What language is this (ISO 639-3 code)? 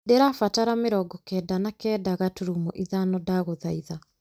kik